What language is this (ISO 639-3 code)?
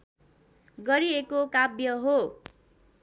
nep